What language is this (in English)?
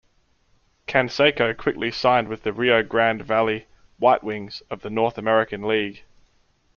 English